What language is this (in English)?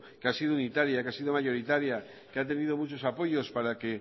Spanish